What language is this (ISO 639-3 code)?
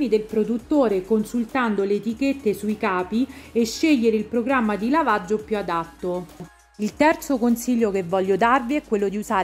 ita